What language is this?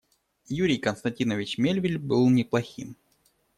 Russian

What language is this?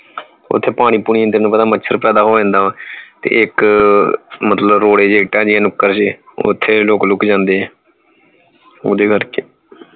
Punjabi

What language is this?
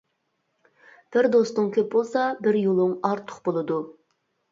Uyghur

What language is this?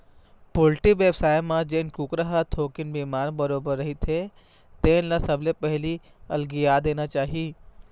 Chhattisgarhi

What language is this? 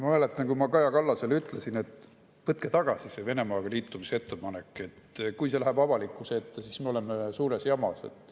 Estonian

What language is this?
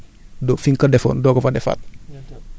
Wolof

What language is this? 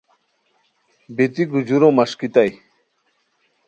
Khowar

